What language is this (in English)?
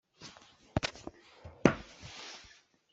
Hakha Chin